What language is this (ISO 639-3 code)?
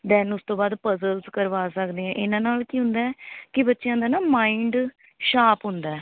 pan